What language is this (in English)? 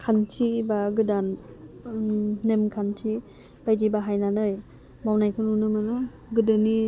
Bodo